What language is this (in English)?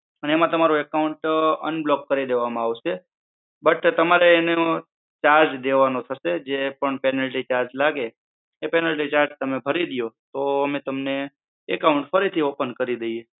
Gujarati